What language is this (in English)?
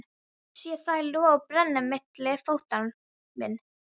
Icelandic